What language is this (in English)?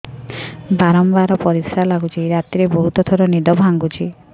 Odia